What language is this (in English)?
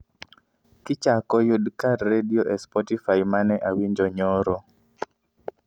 Luo (Kenya and Tanzania)